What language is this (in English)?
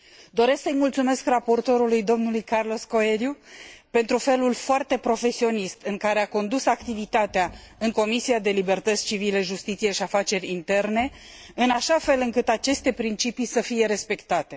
Romanian